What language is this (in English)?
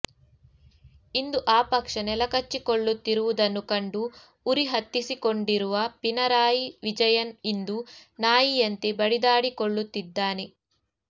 Kannada